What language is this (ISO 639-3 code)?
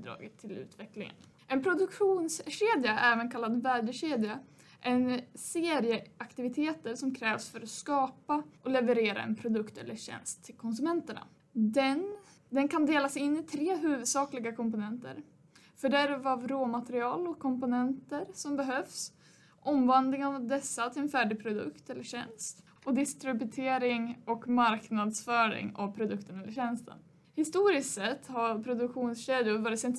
swe